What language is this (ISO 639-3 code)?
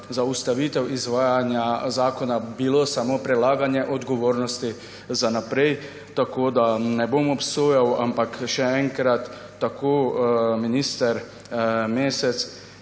slv